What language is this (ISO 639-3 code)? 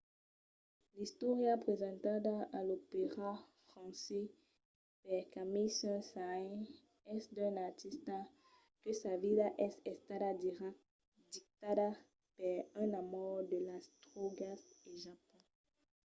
oci